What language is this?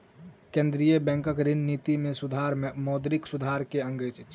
Maithili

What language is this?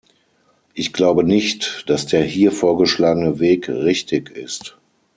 German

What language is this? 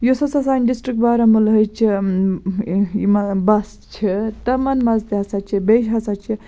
Kashmiri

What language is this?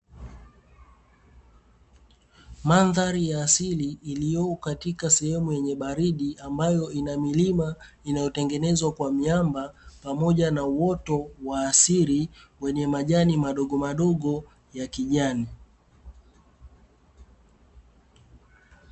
Swahili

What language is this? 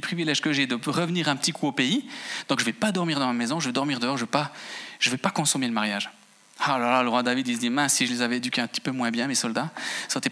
French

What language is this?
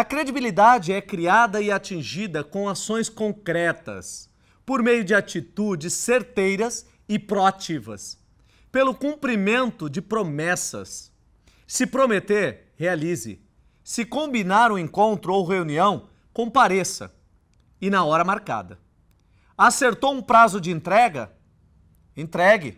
Portuguese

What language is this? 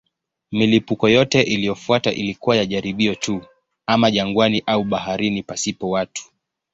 Swahili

